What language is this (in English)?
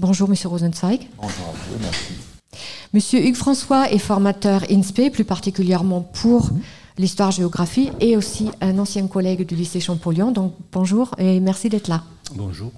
French